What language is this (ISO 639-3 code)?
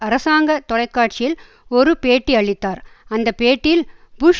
tam